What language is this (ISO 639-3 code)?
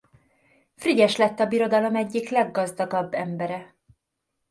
hun